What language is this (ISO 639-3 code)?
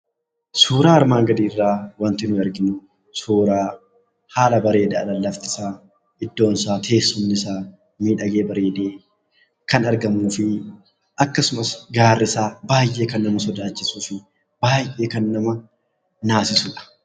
orm